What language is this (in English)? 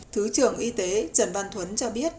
Vietnamese